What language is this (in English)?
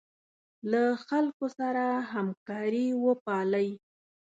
Pashto